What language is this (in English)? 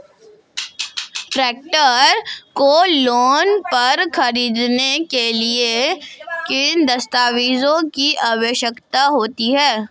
Hindi